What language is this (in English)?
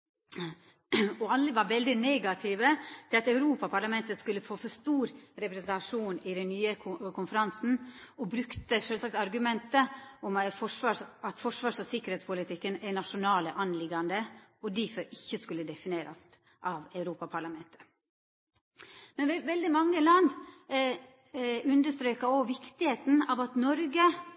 Norwegian Nynorsk